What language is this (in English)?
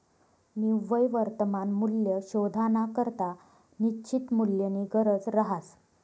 Marathi